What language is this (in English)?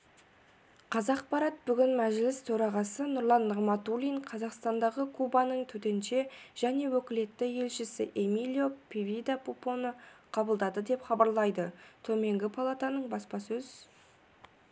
Kazakh